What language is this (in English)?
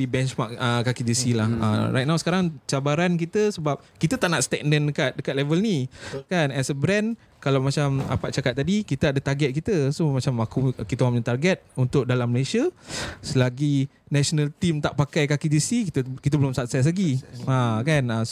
Malay